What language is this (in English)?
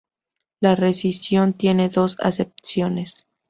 Spanish